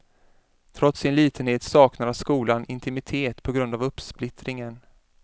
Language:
Swedish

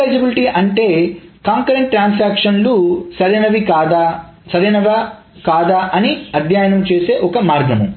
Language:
Telugu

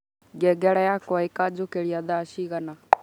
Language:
Kikuyu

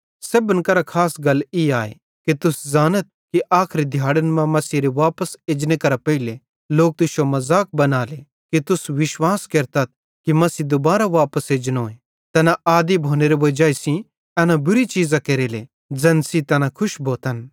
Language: Bhadrawahi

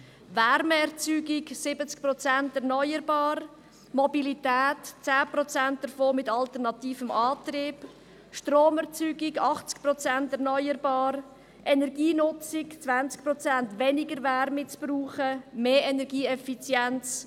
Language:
Swiss German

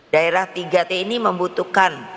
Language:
Indonesian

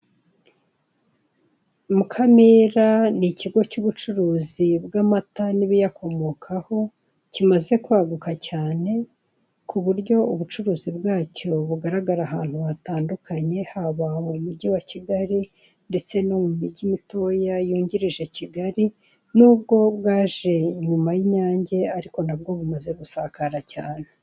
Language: Kinyarwanda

